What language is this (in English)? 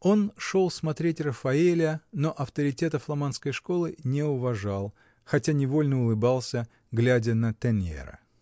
Russian